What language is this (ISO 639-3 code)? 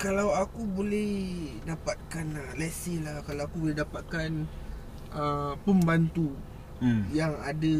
msa